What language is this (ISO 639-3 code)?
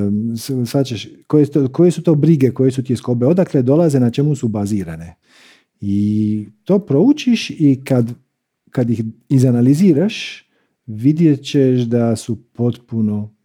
hrv